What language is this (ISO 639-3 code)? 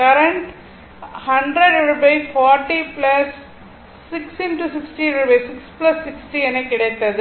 tam